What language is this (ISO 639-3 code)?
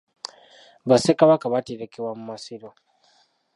lug